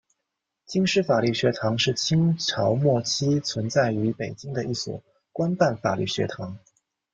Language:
Chinese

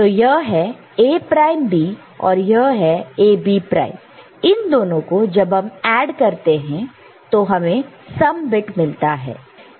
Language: Hindi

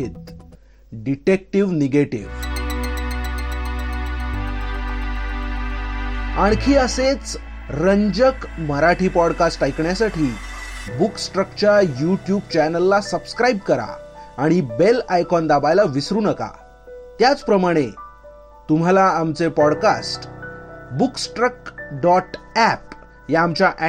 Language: Marathi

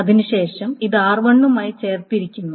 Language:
Malayalam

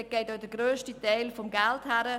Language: Swiss German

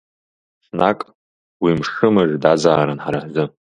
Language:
Abkhazian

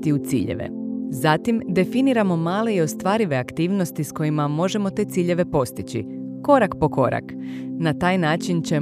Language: Croatian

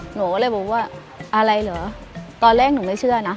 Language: Thai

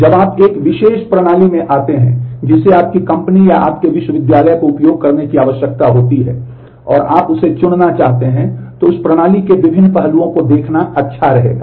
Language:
Hindi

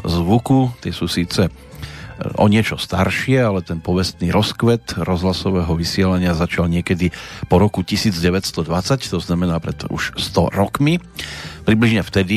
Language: Slovak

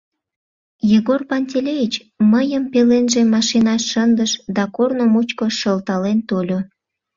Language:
Mari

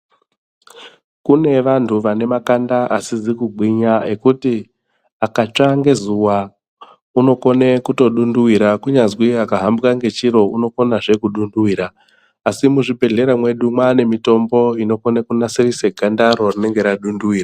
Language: Ndau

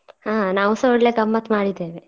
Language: Kannada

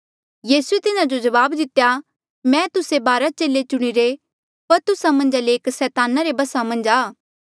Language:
Mandeali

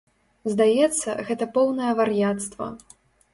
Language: Belarusian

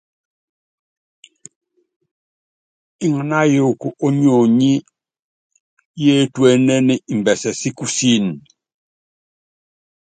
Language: Yangben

